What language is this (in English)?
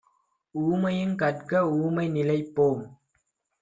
Tamil